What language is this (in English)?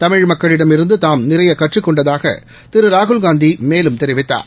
Tamil